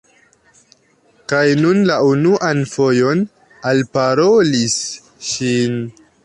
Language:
Esperanto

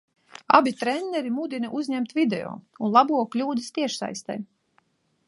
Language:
Latvian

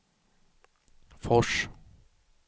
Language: Swedish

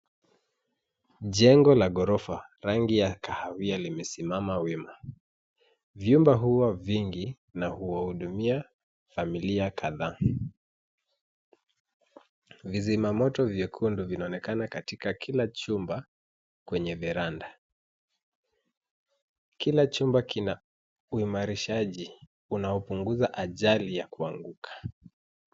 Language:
Swahili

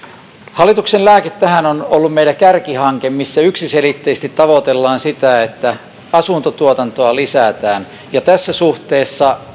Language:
Finnish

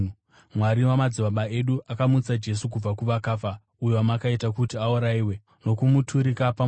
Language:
Shona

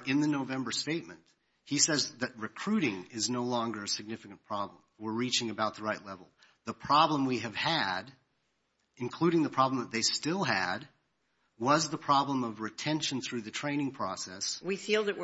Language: English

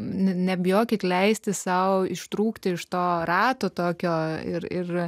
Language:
Lithuanian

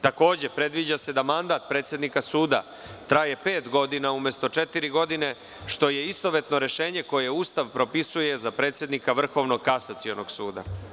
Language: Serbian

